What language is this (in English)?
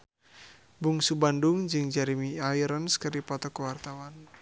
Sundanese